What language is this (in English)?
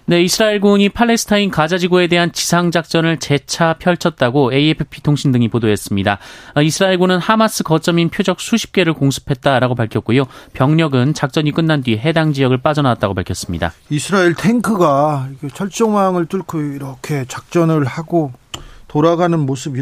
Korean